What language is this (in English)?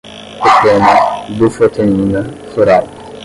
Portuguese